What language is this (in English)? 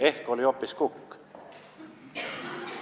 Estonian